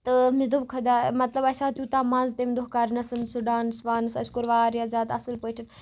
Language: Kashmiri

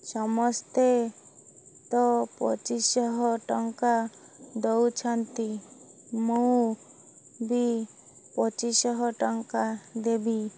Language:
Odia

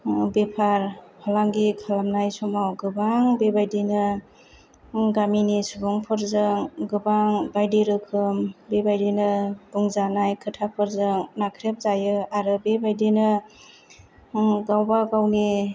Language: Bodo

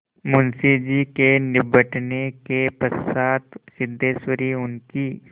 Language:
Hindi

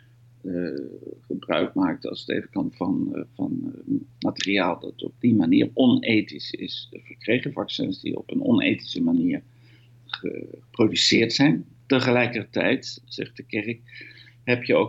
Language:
Dutch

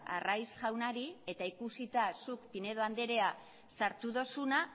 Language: Basque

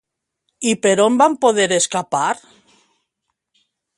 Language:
Catalan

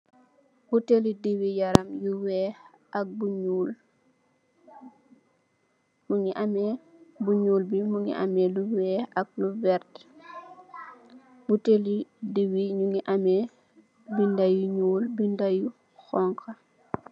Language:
Wolof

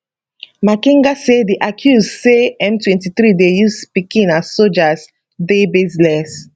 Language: Nigerian Pidgin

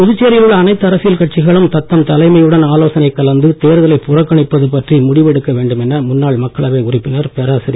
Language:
Tamil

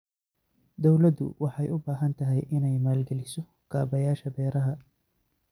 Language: Somali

